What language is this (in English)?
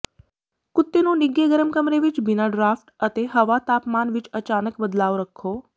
Punjabi